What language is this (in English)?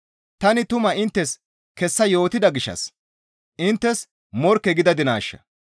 Gamo